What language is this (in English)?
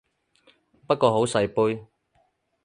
Cantonese